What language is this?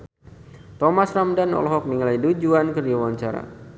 Sundanese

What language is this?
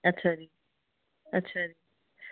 Punjabi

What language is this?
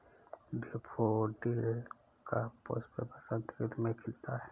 Hindi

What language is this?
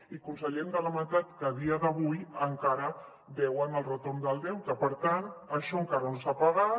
Catalan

